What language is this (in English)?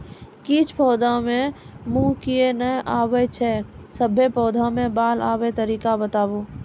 Maithili